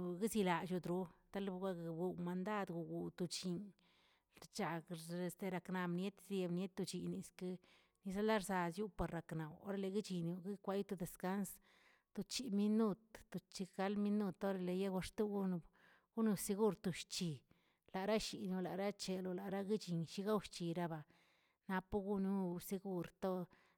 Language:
Tilquiapan Zapotec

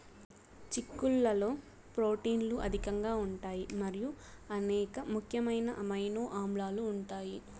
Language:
Telugu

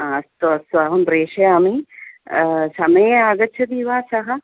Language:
Sanskrit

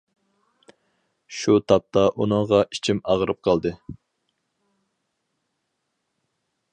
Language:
Uyghur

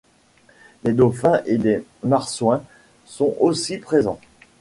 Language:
French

